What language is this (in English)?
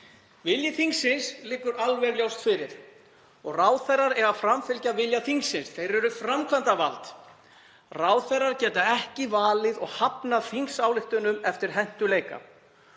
Icelandic